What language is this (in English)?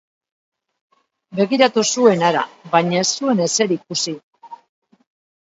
Basque